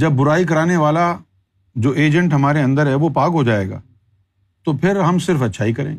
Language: Urdu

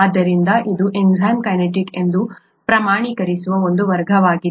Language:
Kannada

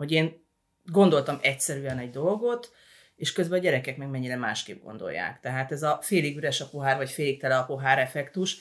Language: Hungarian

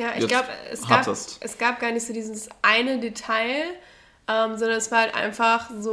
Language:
German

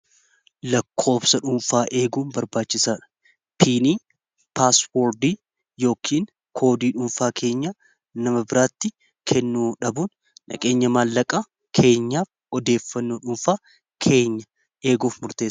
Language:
Oromo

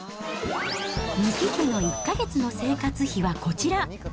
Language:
Japanese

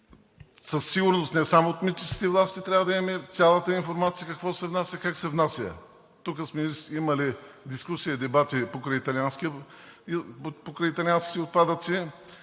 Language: Bulgarian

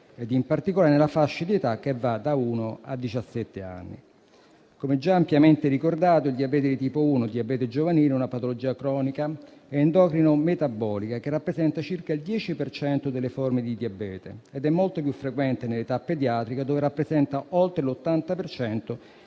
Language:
Italian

